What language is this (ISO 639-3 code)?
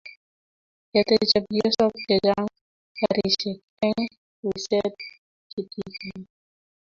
kln